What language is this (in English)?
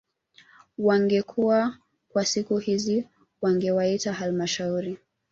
Swahili